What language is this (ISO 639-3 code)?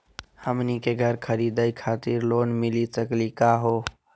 mag